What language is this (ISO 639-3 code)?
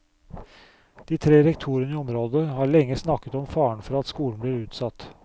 nor